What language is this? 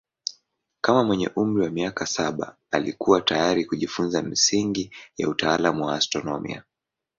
Swahili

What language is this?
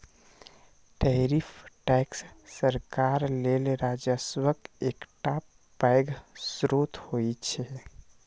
Maithili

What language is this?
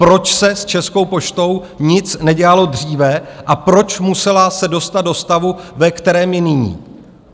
Czech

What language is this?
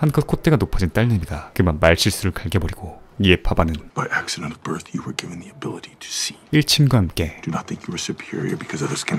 Korean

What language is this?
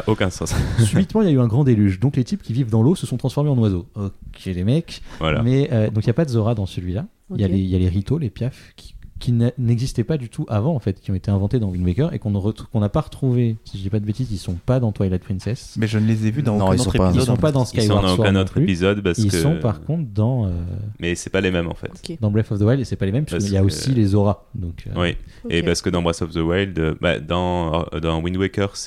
French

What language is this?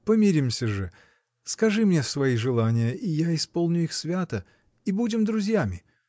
Russian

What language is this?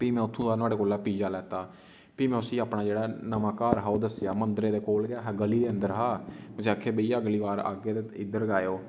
Dogri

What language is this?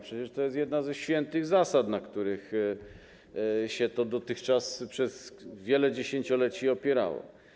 Polish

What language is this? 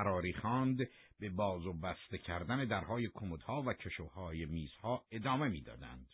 Persian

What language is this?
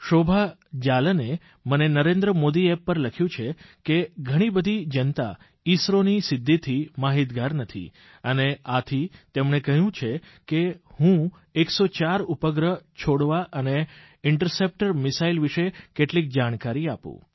Gujarati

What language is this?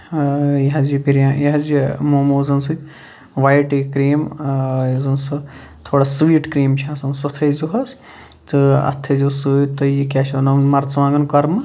Kashmiri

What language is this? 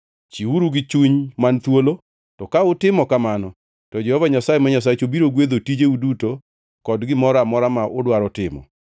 Luo (Kenya and Tanzania)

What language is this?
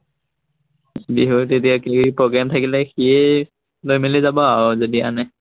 Assamese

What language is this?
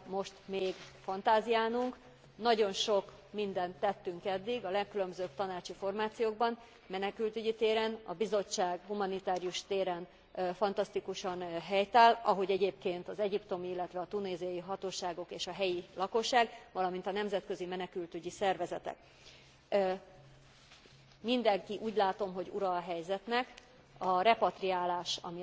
Hungarian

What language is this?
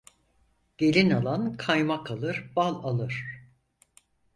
Turkish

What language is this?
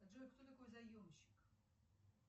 Russian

